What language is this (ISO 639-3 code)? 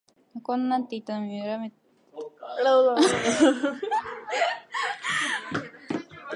jpn